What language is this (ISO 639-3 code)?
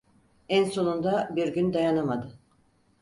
tur